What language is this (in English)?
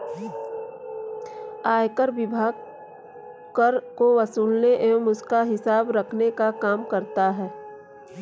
Hindi